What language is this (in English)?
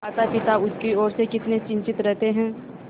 Hindi